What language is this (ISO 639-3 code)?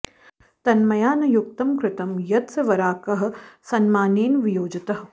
san